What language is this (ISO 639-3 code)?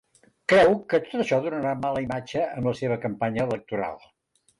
cat